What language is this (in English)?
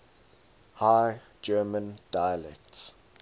English